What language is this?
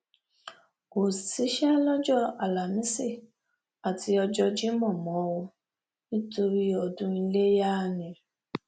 Yoruba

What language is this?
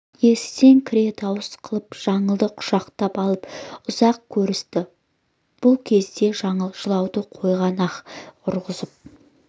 Kazakh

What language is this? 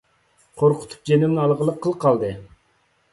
Uyghur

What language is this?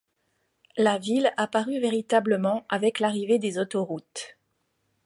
French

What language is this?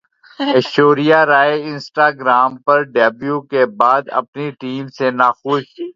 Urdu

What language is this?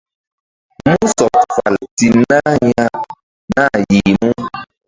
Mbum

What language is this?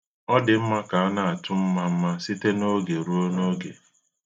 Igbo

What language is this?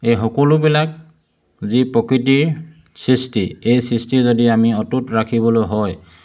Assamese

